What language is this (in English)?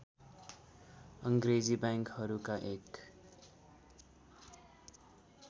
Nepali